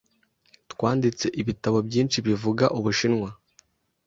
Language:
Kinyarwanda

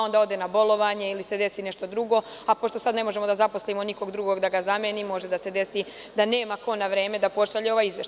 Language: Serbian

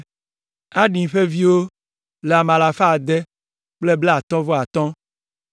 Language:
Ewe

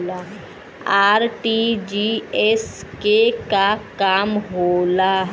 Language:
Bhojpuri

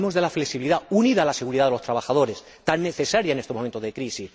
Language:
Spanish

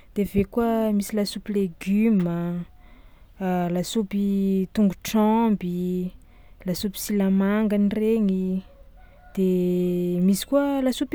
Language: Tsimihety Malagasy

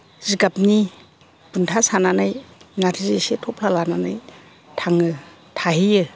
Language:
Bodo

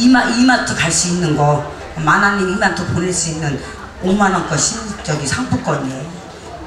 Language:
Korean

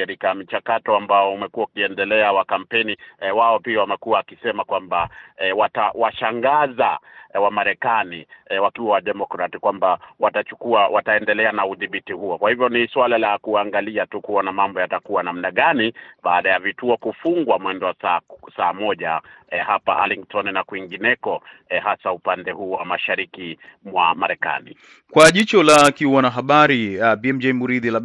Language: Swahili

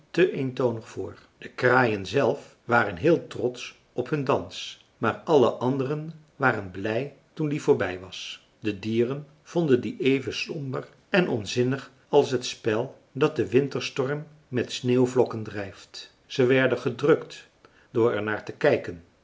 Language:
Dutch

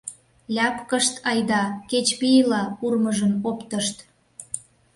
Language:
Mari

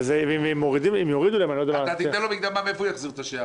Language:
Hebrew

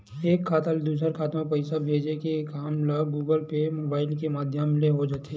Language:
Chhattisgarhi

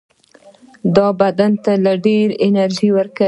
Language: Pashto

